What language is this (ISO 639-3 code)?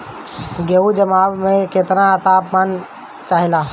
bho